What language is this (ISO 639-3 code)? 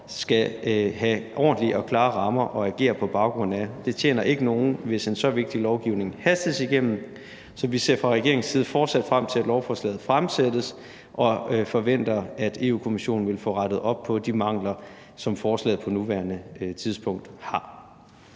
dan